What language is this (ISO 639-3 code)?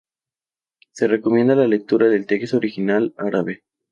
spa